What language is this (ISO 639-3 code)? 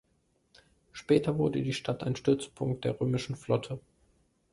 deu